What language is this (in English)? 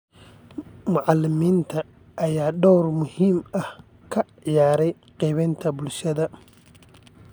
Somali